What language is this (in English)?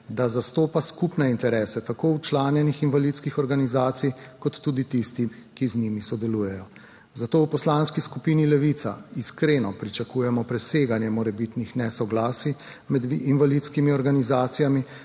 Slovenian